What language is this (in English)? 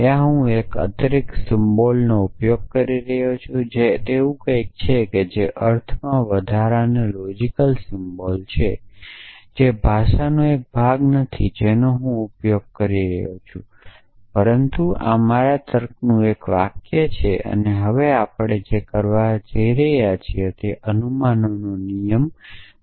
Gujarati